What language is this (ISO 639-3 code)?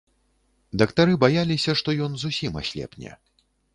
bel